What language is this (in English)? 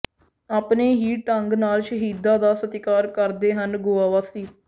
Punjabi